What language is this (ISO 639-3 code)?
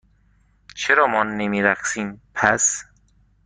fas